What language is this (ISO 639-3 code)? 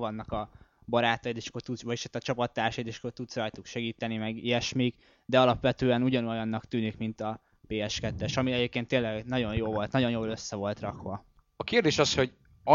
hun